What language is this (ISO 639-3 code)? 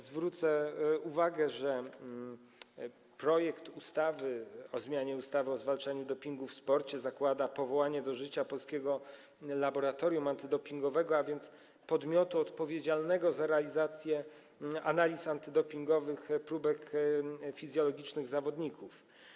pol